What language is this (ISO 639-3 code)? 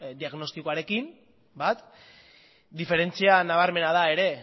eus